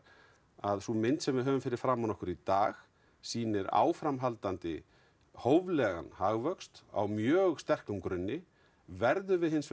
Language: Icelandic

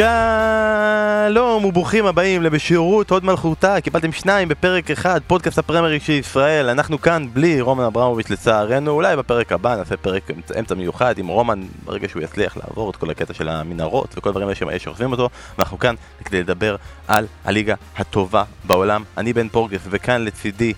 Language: Hebrew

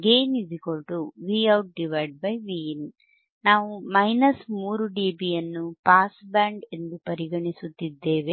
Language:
Kannada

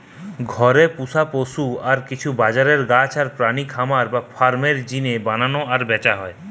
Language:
Bangla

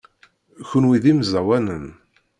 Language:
Kabyle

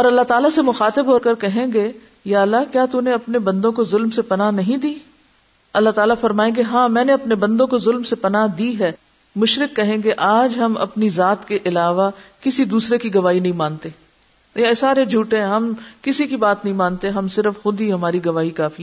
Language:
Urdu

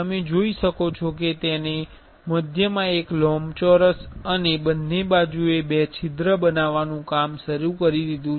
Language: Gujarati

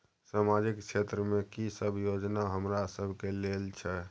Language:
Maithili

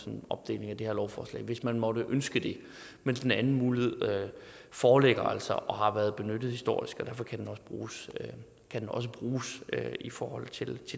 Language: Danish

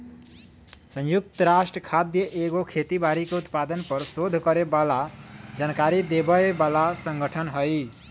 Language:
Magahi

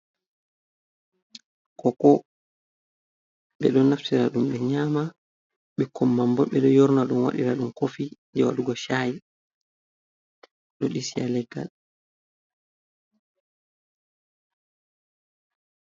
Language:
Fula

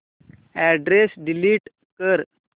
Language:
Marathi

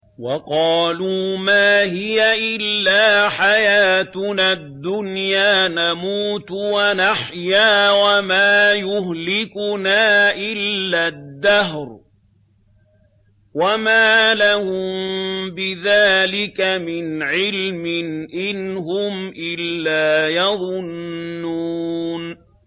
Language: Arabic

